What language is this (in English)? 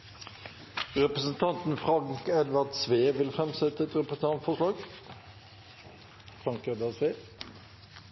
Norwegian Nynorsk